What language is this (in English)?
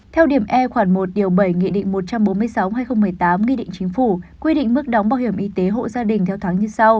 Vietnamese